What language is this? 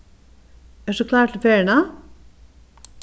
Faroese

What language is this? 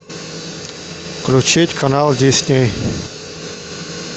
Russian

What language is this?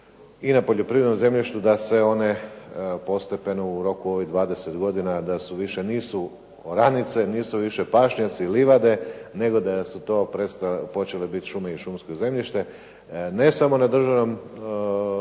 Croatian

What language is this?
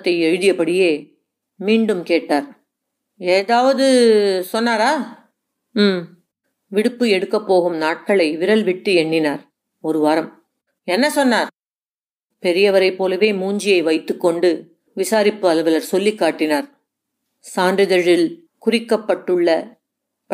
Tamil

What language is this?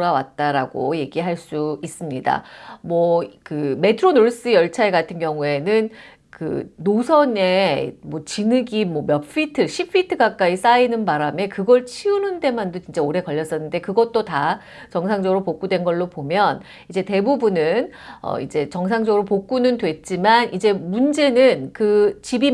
Korean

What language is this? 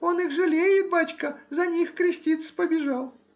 Russian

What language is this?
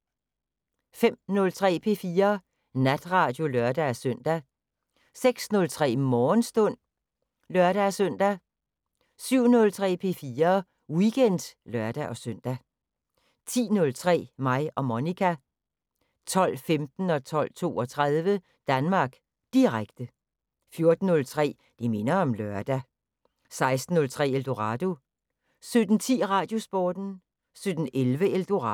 Danish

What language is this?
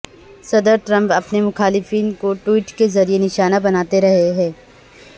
Urdu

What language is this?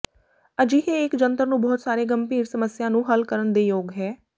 Punjabi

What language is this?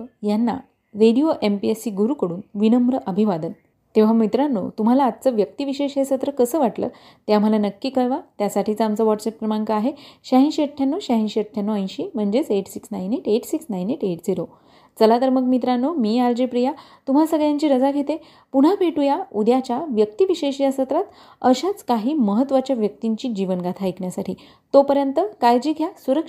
Marathi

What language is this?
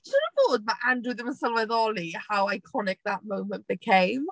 Welsh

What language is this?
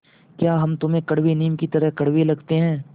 Hindi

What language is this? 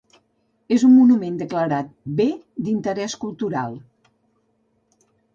Catalan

